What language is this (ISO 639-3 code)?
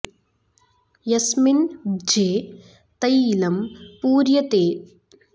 san